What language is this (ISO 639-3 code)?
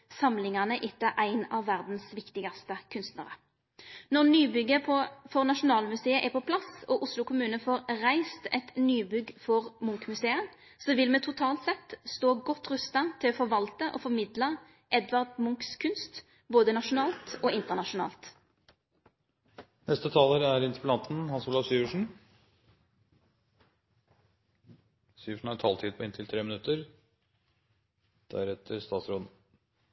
nor